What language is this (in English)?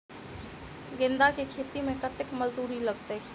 Maithili